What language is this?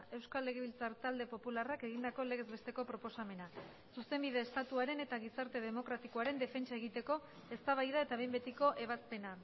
Basque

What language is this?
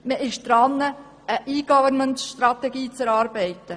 Swiss German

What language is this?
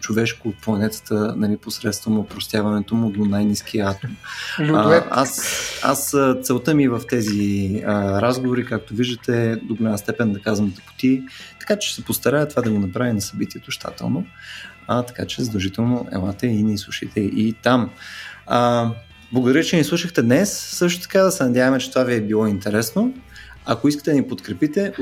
Bulgarian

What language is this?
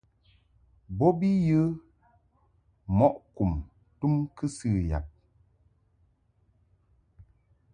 Mungaka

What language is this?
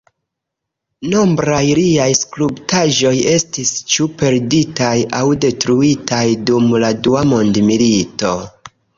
Esperanto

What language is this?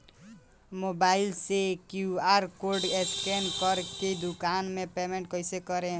Bhojpuri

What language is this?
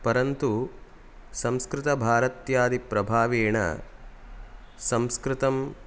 Sanskrit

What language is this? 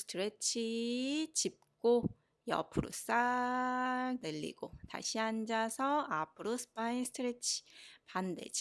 Korean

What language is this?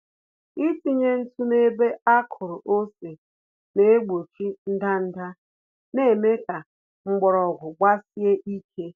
Igbo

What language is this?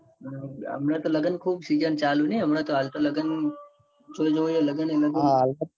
Gujarati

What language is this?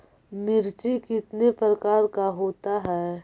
Magahi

